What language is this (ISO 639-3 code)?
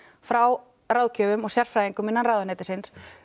isl